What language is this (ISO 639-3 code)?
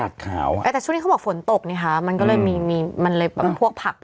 tha